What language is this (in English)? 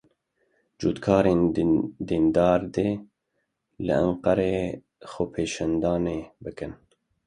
Kurdish